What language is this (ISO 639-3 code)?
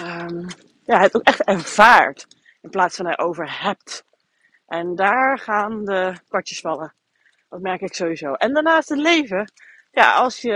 nld